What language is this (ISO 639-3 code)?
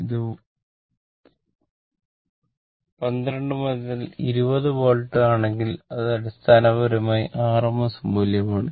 mal